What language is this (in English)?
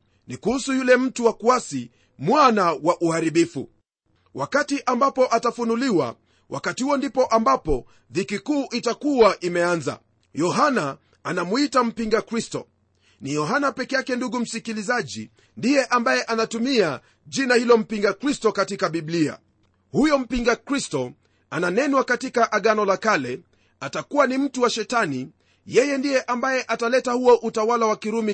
Swahili